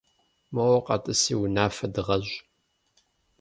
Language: Kabardian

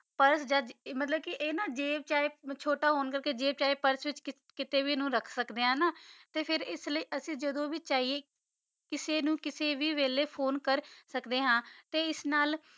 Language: Punjabi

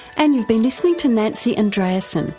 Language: English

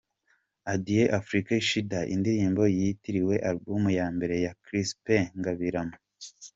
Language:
Kinyarwanda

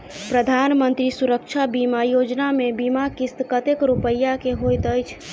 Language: Maithili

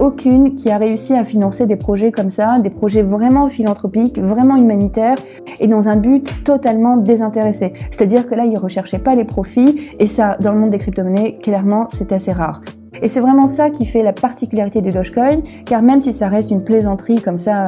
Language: French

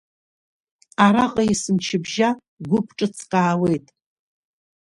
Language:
Abkhazian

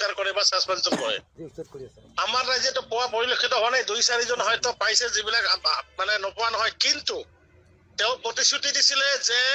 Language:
Arabic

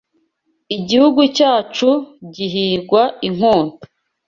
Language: Kinyarwanda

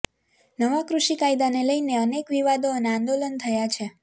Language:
Gujarati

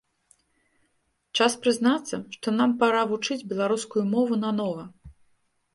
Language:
Belarusian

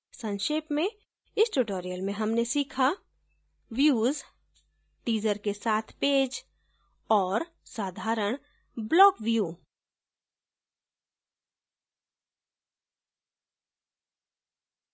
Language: Hindi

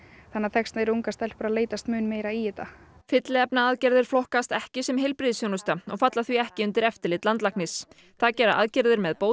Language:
Icelandic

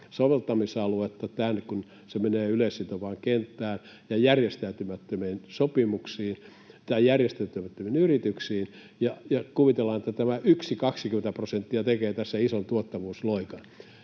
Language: Finnish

